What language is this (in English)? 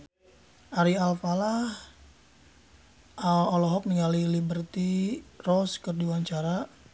Sundanese